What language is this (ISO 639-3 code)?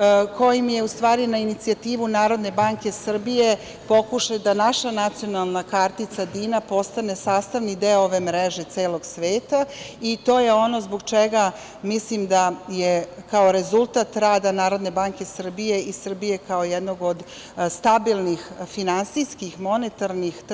srp